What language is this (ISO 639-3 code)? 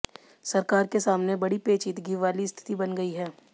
hin